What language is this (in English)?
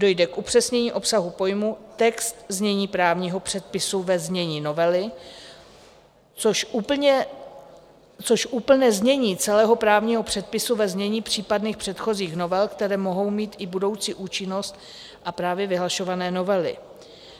Czech